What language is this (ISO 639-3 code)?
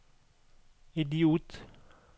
nor